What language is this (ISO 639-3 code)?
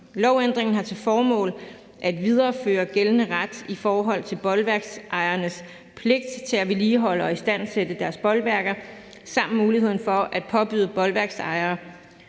dan